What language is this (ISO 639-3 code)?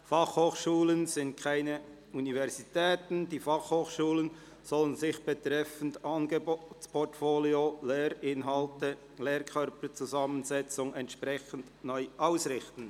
gsw